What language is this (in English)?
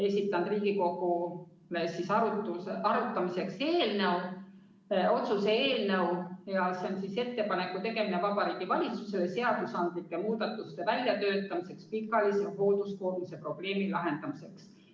Estonian